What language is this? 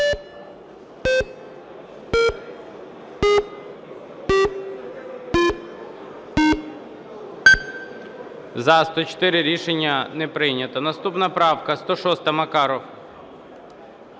Ukrainian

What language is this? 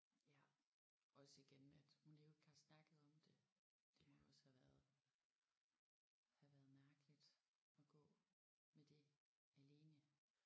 Danish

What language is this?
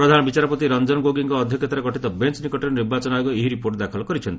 Odia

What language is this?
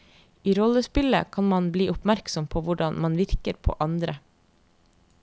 Norwegian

